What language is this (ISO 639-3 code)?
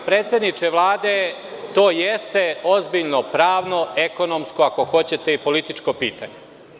srp